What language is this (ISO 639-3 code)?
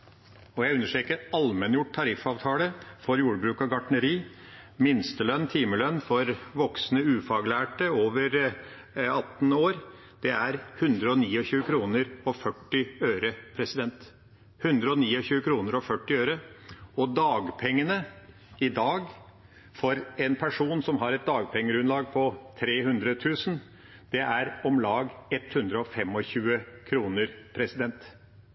nob